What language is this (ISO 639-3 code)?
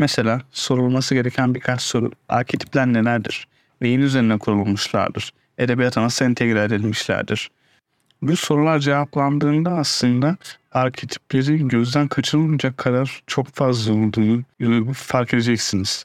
tur